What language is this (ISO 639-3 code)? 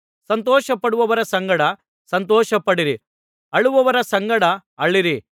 kan